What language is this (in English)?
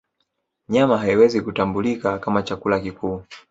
Swahili